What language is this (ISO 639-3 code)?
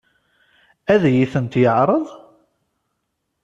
kab